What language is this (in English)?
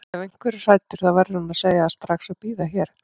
Icelandic